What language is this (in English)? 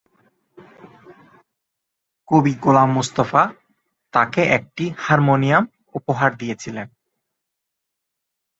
Bangla